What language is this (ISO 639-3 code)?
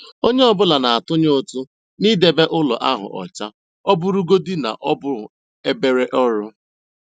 ibo